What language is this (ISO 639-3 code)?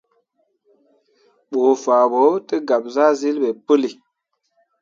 mua